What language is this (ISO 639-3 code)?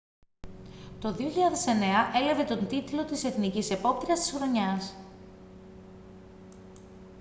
ell